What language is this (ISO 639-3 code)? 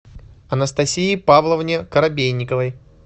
rus